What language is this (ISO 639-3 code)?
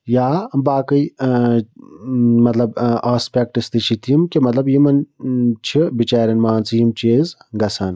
kas